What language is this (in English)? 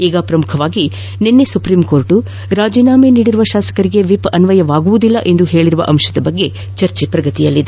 Kannada